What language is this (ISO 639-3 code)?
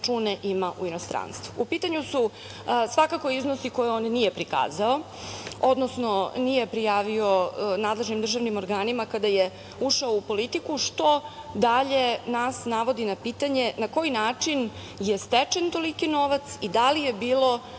srp